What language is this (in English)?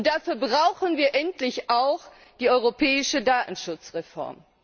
German